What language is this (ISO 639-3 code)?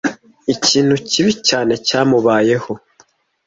kin